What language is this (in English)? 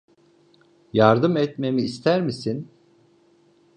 Turkish